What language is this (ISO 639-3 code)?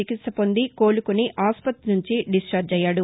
tel